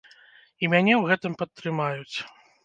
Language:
Belarusian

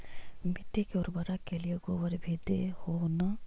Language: Magahi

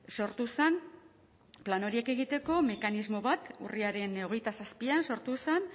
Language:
Basque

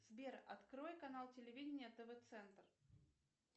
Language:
Russian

